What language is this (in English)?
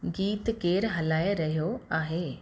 Sindhi